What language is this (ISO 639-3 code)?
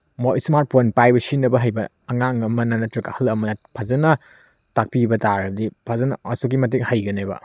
mni